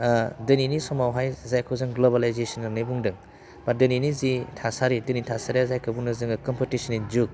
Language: Bodo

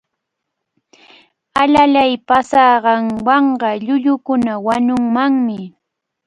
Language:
Cajatambo North Lima Quechua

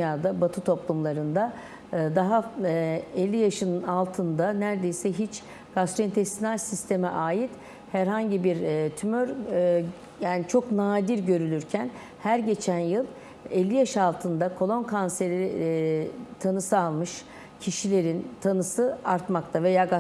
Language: Turkish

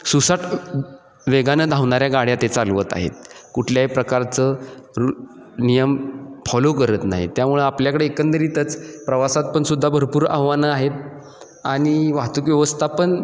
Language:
Marathi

